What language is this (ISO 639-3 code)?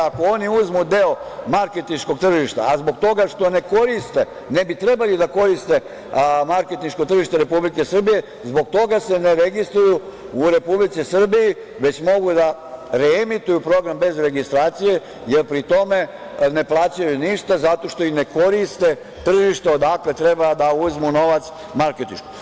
srp